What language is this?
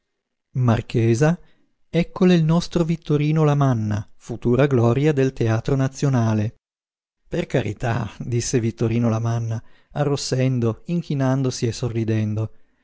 Italian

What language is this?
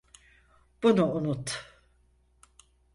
Turkish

